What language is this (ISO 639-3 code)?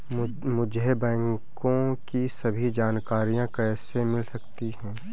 hin